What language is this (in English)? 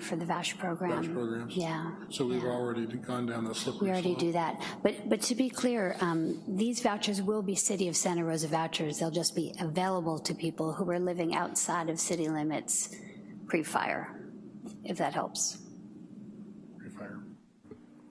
English